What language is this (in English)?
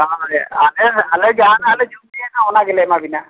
Santali